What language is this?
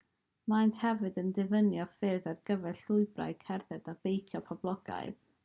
Welsh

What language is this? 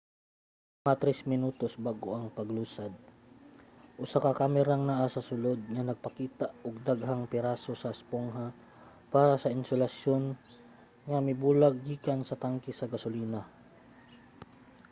Cebuano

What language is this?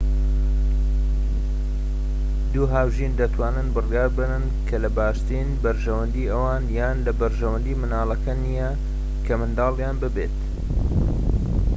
Central Kurdish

